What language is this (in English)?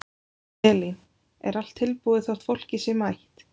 Icelandic